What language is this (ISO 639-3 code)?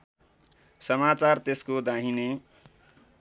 nep